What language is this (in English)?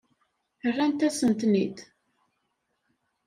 Kabyle